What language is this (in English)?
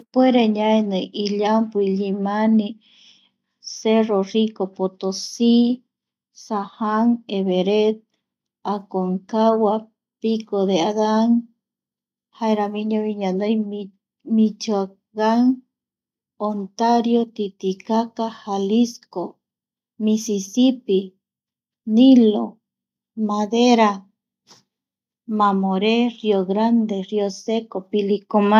Eastern Bolivian Guaraní